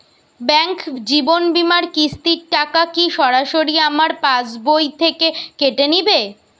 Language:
Bangla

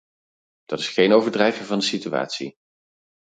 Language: Dutch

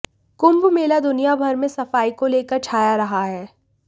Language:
Hindi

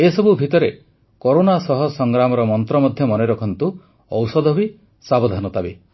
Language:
Odia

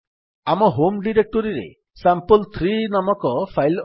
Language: Odia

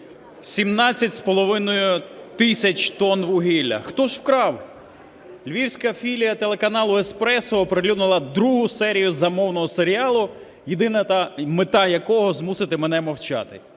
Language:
Ukrainian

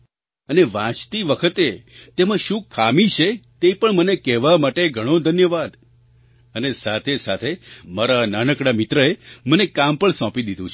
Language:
Gujarati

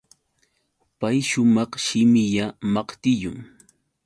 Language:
Yauyos Quechua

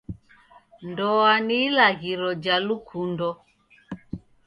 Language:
Taita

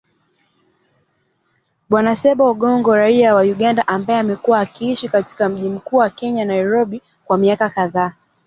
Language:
Swahili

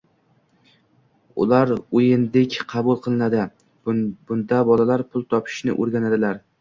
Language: Uzbek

